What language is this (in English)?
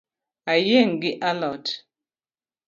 Luo (Kenya and Tanzania)